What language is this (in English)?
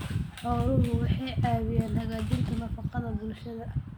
Somali